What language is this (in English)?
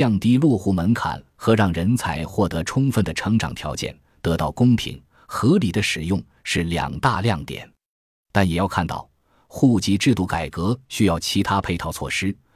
Chinese